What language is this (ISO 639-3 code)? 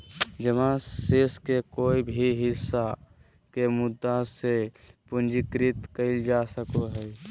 mag